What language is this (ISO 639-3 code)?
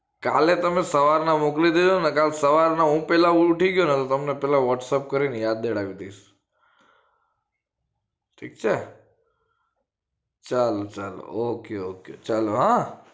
guj